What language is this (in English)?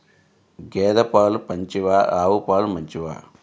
Telugu